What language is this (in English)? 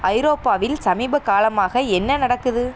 Tamil